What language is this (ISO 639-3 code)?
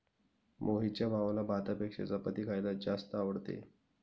mar